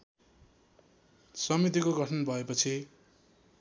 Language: Nepali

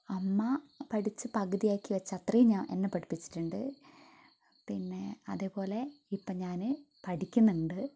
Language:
Malayalam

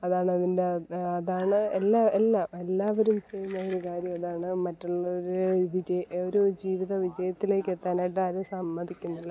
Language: Malayalam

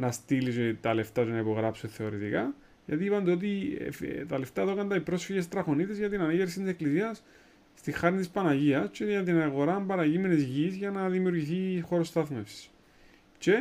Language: Greek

